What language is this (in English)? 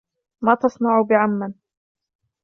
Arabic